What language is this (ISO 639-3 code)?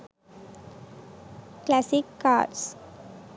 sin